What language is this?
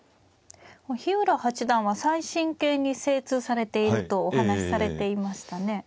Japanese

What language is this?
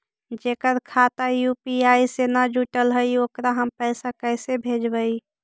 Magahi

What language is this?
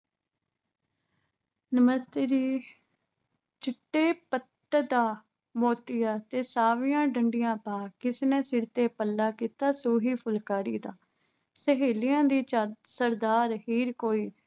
Punjabi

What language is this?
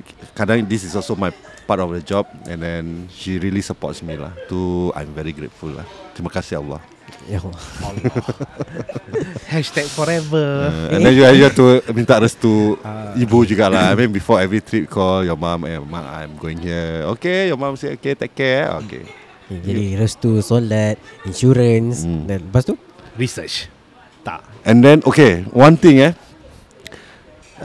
Malay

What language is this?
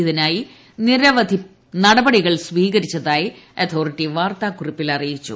Malayalam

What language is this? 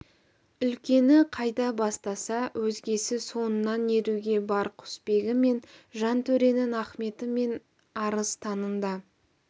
Kazakh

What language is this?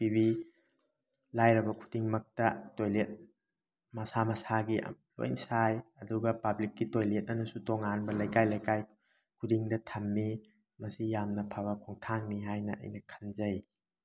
Manipuri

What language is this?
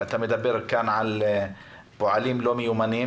Hebrew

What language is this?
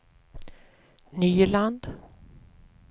Swedish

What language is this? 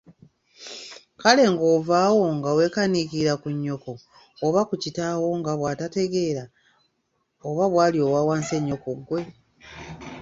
Ganda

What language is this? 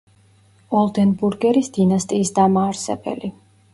Georgian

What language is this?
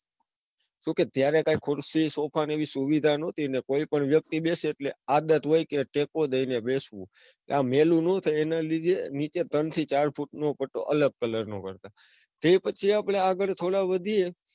Gujarati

